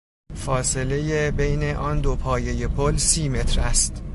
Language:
Persian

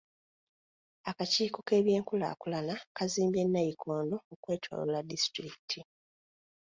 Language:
Ganda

